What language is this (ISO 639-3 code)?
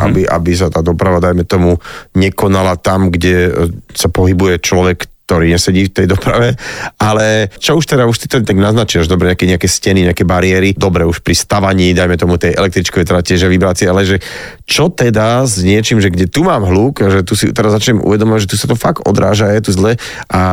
slk